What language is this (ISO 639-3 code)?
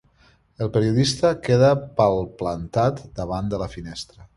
cat